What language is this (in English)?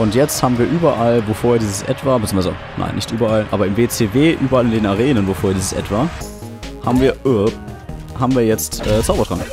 German